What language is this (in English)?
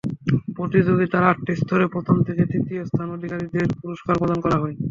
Bangla